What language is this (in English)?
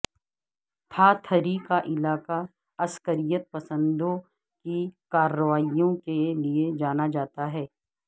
Urdu